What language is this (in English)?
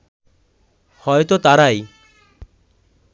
Bangla